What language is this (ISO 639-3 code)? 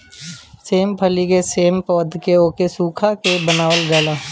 bho